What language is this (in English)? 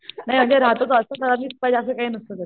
Marathi